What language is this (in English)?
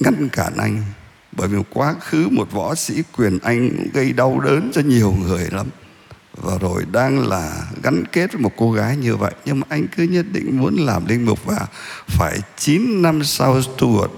Vietnamese